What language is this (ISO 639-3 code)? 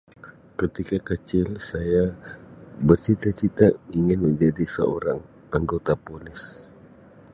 msi